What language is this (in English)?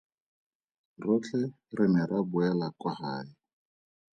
Tswana